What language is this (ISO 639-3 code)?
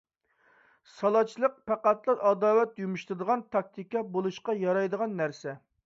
uig